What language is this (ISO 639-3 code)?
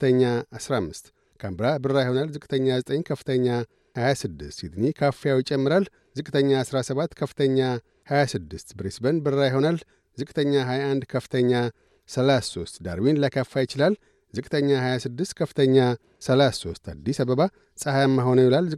amh